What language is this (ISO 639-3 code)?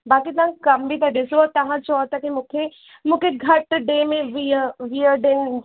snd